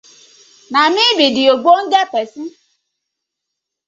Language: Nigerian Pidgin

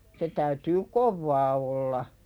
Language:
Finnish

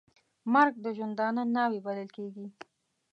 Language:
Pashto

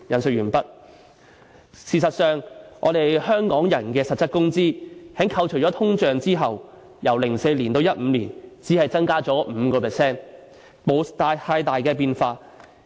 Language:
Cantonese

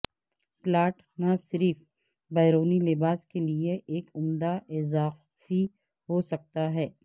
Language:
Urdu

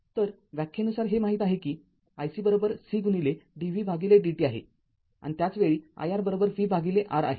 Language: Marathi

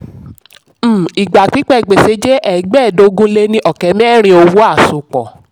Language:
Yoruba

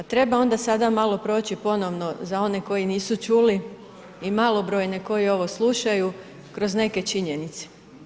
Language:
Croatian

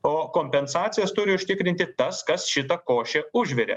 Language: Lithuanian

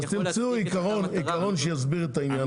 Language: Hebrew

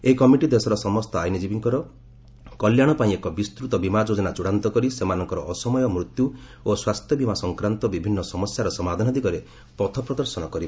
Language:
Odia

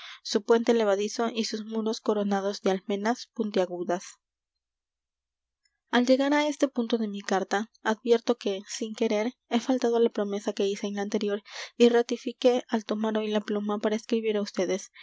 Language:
Spanish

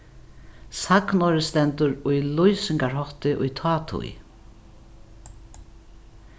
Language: Faroese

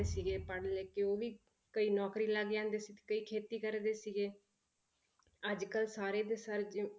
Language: Punjabi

